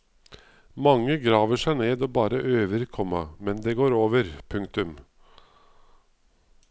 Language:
Norwegian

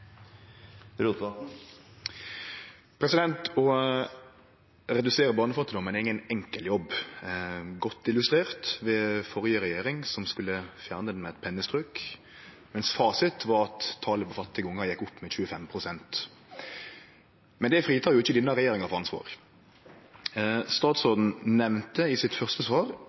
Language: Norwegian Nynorsk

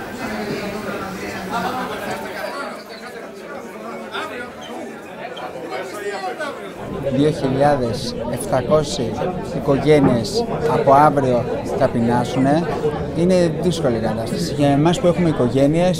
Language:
Greek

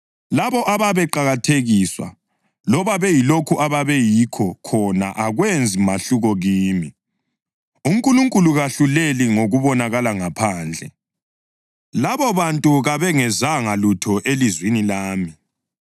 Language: North Ndebele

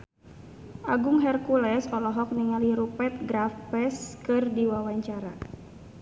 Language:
Sundanese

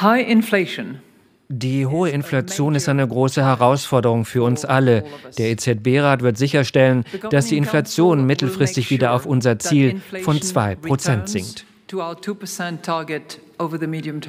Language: German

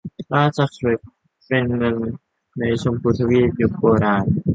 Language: Thai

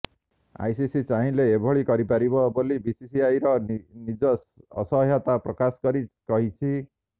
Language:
Odia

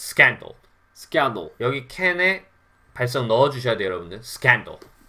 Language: Korean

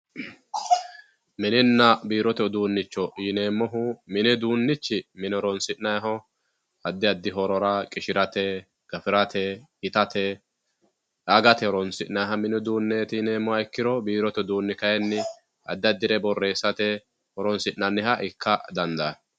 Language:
Sidamo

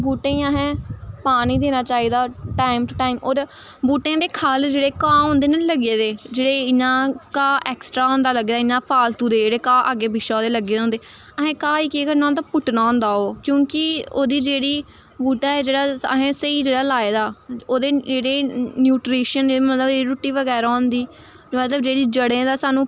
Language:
Dogri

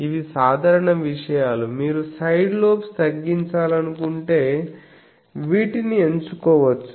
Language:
Telugu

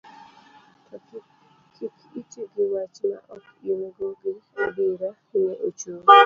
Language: Luo (Kenya and Tanzania)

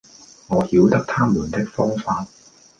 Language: Cantonese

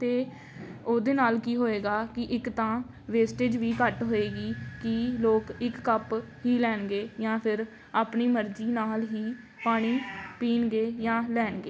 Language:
Punjabi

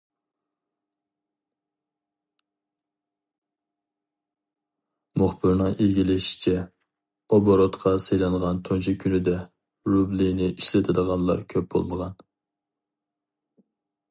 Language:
Uyghur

